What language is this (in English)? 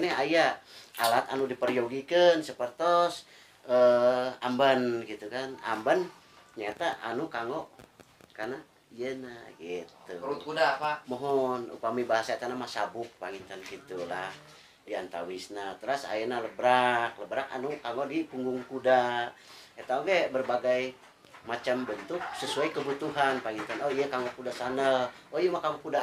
Indonesian